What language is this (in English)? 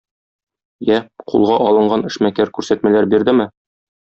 Tatar